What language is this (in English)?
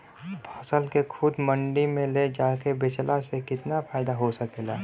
Bhojpuri